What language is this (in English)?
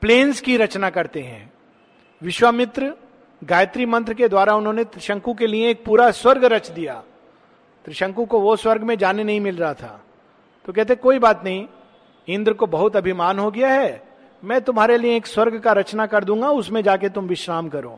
Hindi